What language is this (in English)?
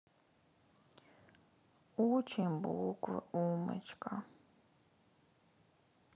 Russian